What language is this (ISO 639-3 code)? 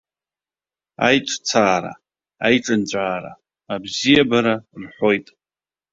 abk